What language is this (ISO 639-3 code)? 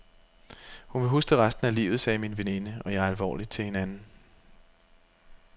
dan